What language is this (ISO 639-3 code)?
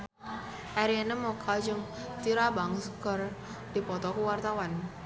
sun